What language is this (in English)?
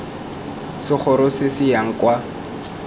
Tswana